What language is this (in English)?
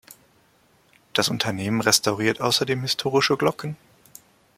German